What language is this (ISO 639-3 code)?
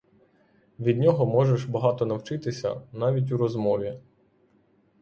ukr